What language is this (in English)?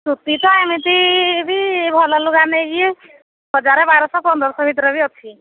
Odia